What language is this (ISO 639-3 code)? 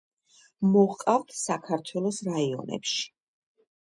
kat